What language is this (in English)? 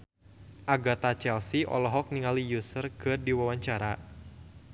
Sundanese